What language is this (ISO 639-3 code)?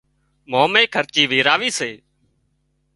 kxp